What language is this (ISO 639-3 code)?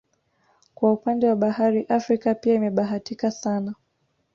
swa